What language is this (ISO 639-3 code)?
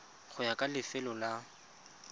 tsn